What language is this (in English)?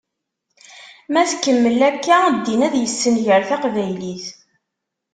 Kabyle